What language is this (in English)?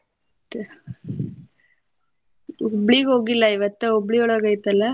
Kannada